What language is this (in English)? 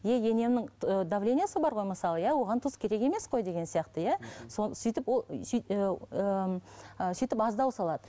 Kazakh